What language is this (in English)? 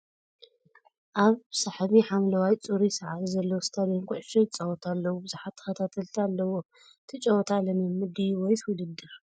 Tigrinya